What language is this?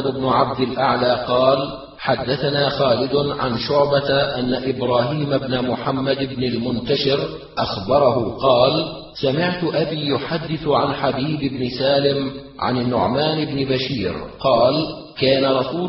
Arabic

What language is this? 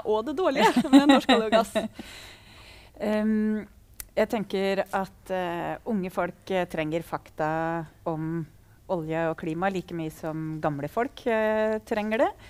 Norwegian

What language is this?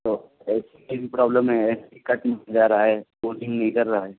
Urdu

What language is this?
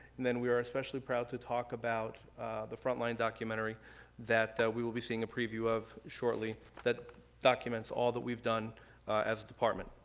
English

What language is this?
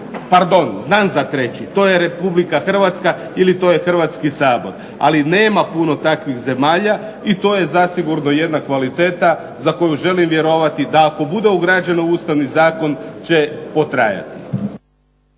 Croatian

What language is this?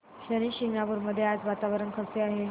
Marathi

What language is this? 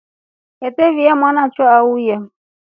Rombo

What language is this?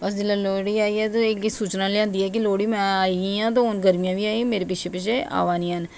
Dogri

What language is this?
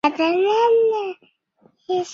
Chinese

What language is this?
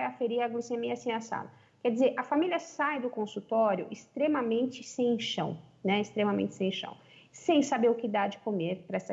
Portuguese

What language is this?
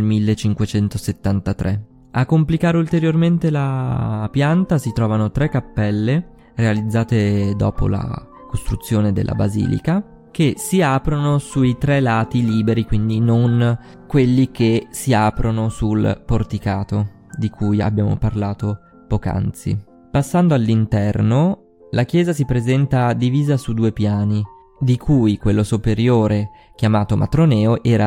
Italian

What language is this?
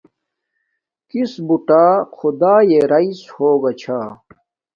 Domaaki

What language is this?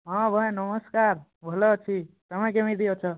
Odia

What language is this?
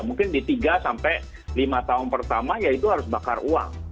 Indonesian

